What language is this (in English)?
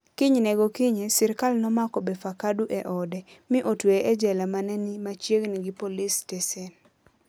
Luo (Kenya and Tanzania)